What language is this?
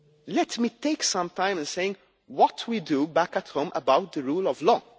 English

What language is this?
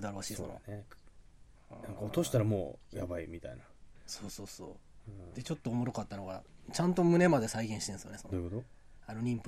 Japanese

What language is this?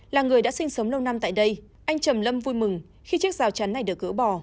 Vietnamese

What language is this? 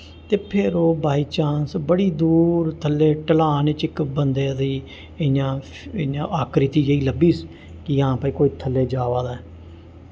Dogri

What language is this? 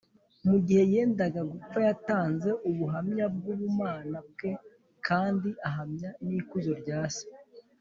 Kinyarwanda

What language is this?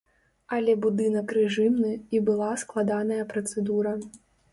Belarusian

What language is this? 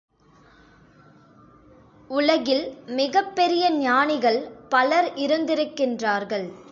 Tamil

